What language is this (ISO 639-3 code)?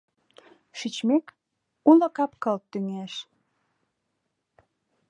chm